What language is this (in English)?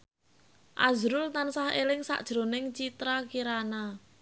Javanese